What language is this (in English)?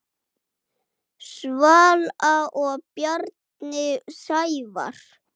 Icelandic